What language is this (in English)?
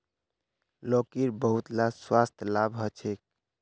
Magahi